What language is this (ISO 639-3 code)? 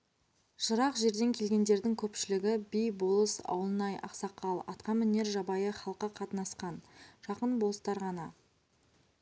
kaz